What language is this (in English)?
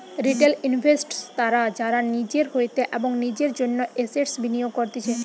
Bangla